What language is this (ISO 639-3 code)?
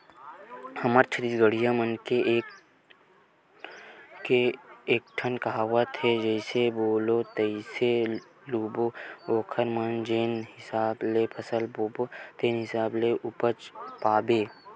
hne